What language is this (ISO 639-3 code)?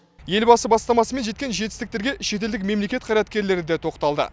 kaz